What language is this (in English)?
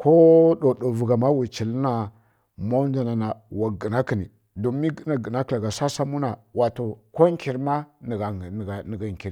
Kirya-Konzəl